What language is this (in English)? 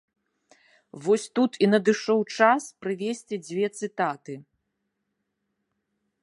Belarusian